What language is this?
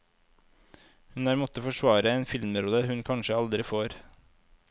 Norwegian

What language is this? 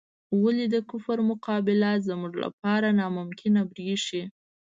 Pashto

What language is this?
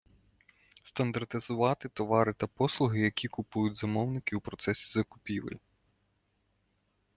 Ukrainian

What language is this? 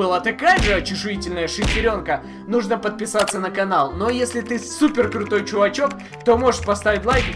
Russian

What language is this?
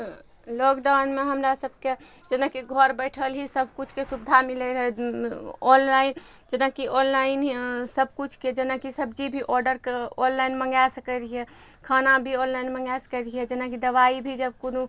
Maithili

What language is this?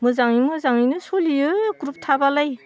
Bodo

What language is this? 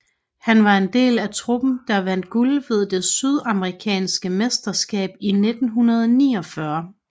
Danish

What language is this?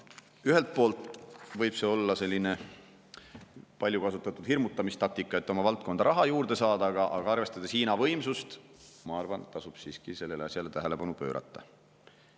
Estonian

